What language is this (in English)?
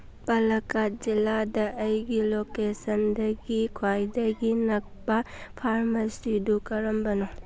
Manipuri